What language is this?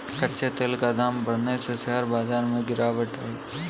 Hindi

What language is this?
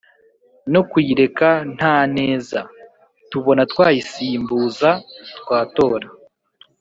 Kinyarwanda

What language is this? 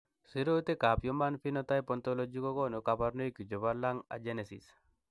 Kalenjin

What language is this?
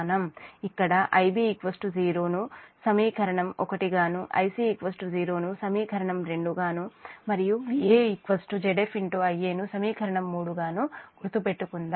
Telugu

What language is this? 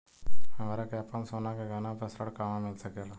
Bhojpuri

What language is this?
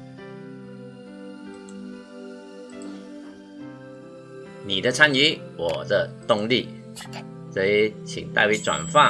Chinese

